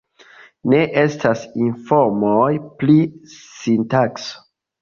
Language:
Esperanto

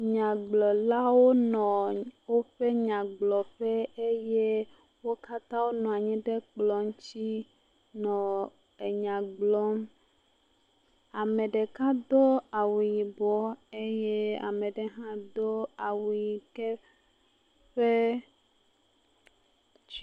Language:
Ewe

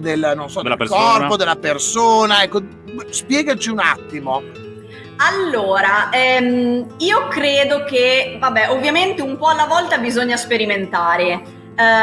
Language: Italian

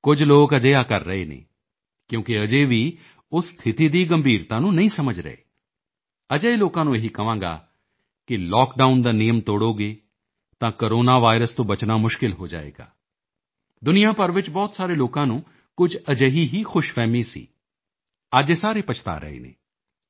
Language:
Punjabi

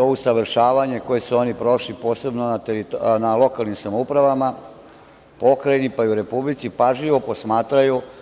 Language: Serbian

